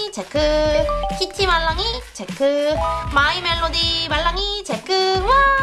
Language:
Korean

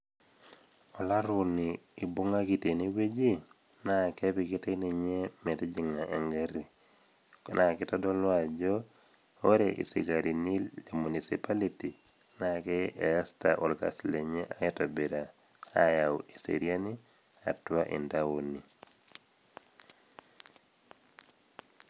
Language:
Masai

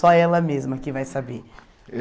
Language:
Portuguese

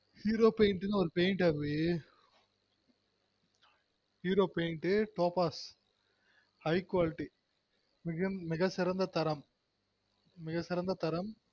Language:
Tamil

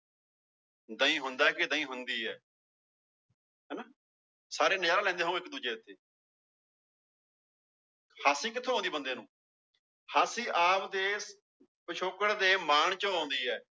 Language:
Punjabi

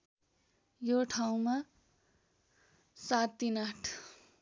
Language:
Nepali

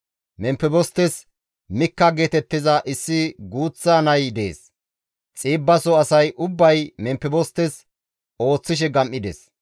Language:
Gamo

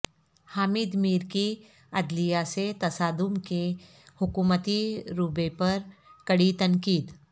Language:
Urdu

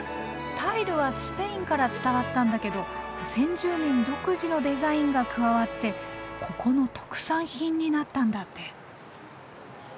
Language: Japanese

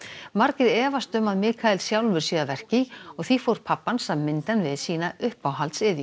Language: Icelandic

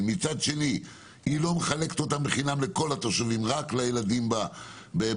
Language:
Hebrew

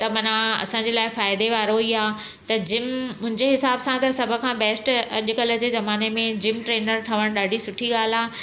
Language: Sindhi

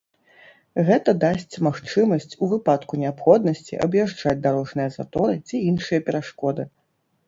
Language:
Belarusian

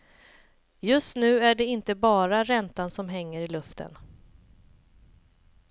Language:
Swedish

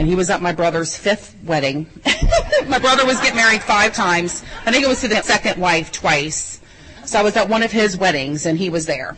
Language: English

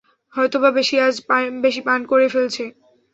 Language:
Bangla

